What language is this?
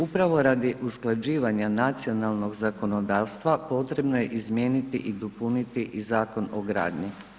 Croatian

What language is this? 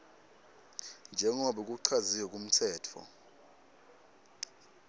Swati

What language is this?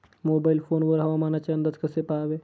Marathi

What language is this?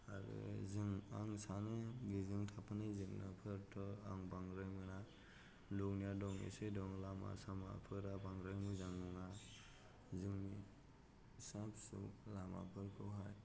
Bodo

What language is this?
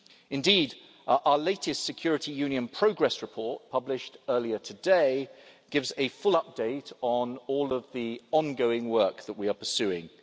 English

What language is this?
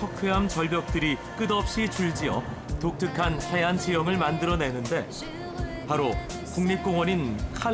Korean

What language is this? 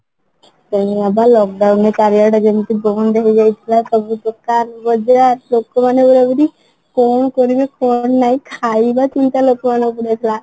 Odia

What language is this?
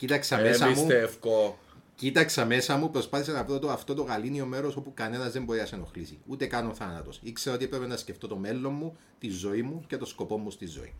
Greek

